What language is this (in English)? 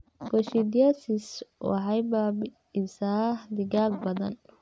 Somali